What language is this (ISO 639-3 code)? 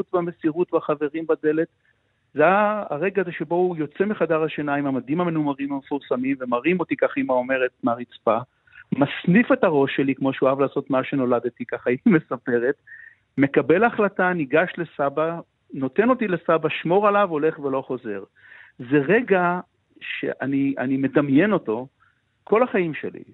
heb